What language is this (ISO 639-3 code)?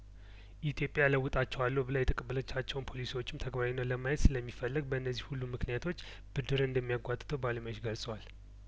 amh